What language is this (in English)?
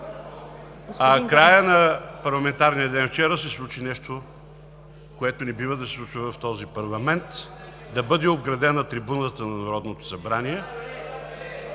Bulgarian